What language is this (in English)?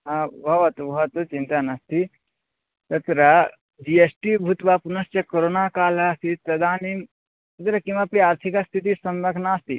Sanskrit